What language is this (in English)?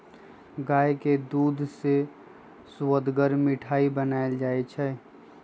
Magahi